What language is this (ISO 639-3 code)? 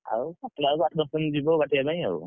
ori